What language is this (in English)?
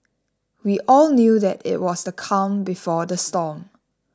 English